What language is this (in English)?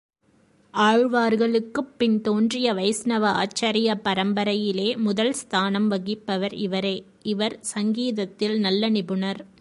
Tamil